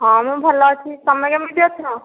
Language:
Odia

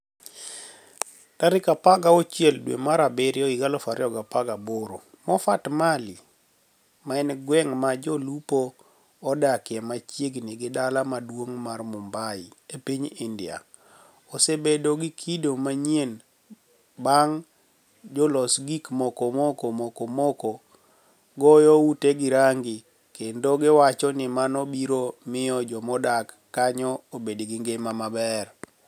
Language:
Luo (Kenya and Tanzania)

